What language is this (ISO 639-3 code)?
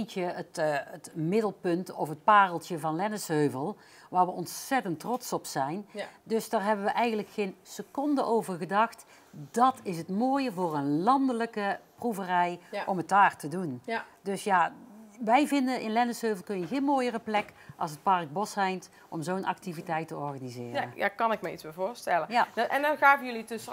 nld